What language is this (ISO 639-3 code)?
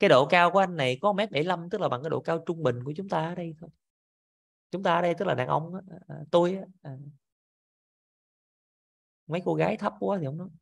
vie